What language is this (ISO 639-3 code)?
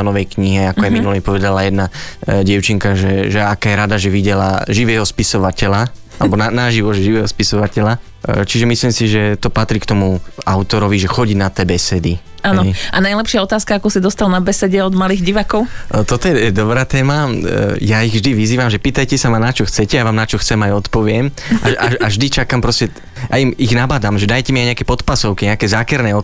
slk